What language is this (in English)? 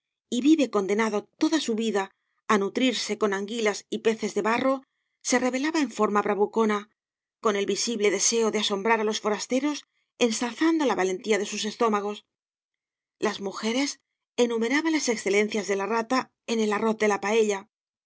Spanish